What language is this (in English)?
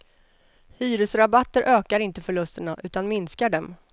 Swedish